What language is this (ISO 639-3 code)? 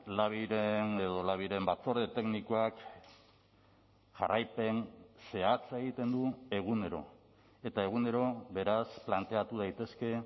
eus